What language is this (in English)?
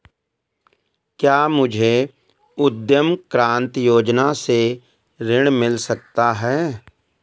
Hindi